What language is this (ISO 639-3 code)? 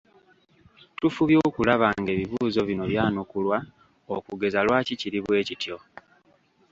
lug